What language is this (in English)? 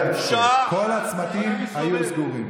Hebrew